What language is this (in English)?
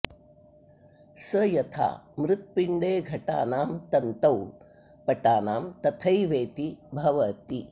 Sanskrit